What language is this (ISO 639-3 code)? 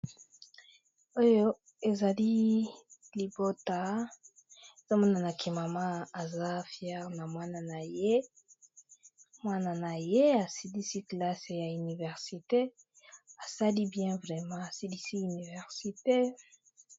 lin